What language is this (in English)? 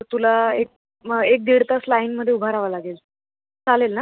Marathi